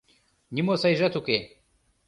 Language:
Mari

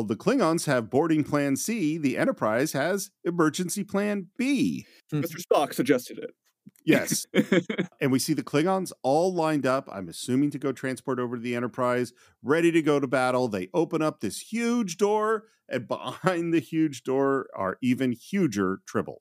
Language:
English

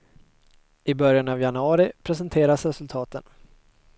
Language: Swedish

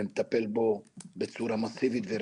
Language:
Hebrew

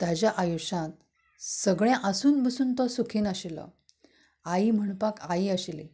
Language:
Konkani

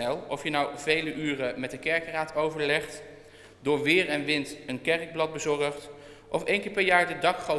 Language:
Dutch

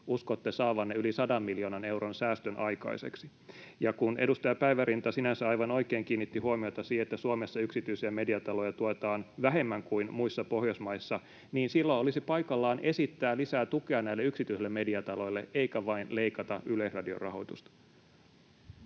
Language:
Finnish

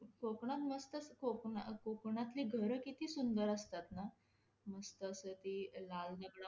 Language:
Marathi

